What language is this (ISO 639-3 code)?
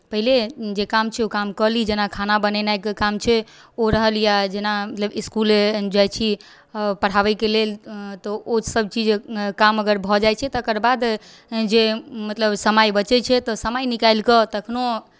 mai